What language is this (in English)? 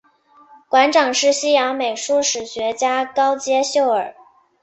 Chinese